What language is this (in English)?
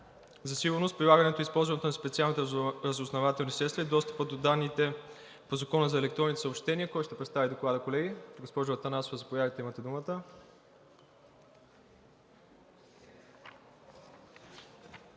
Bulgarian